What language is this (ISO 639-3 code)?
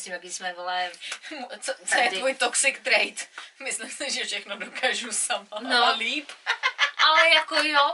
ces